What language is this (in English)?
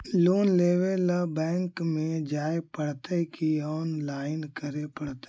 Magahi